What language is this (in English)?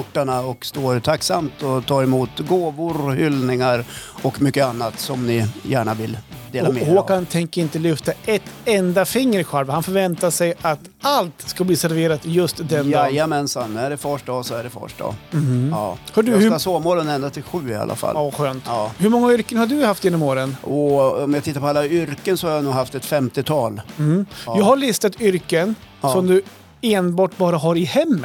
Swedish